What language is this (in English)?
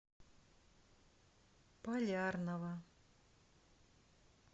Russian